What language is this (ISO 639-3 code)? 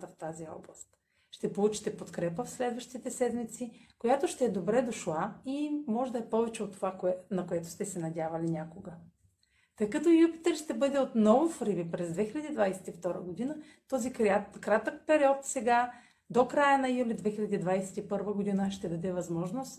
bul